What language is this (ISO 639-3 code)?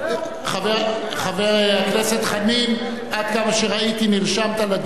heb